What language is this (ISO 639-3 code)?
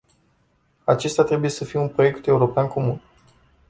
ron